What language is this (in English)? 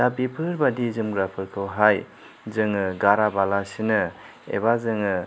Bodo